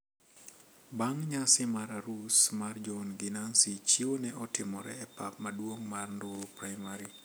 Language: Luo (Kenya and Tanzania)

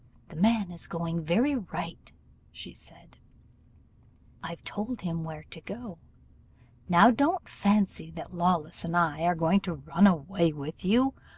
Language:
English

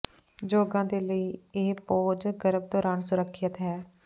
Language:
Punjabi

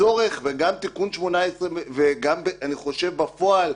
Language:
Hebrew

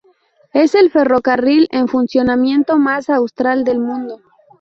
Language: Spanish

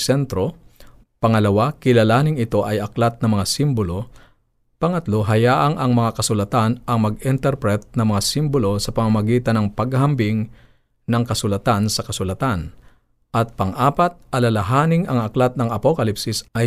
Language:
Filipino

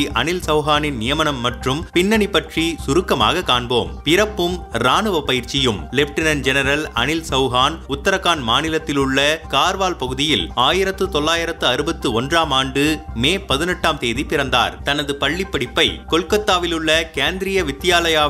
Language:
Tamil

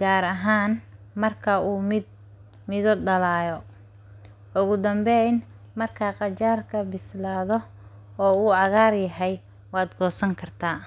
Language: Somali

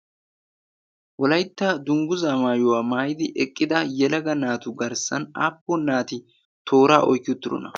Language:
Wolaytta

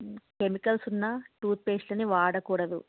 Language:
Telugu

